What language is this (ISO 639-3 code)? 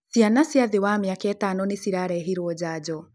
kik